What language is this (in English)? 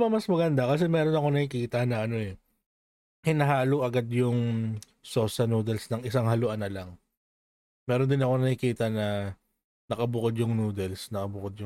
Filipino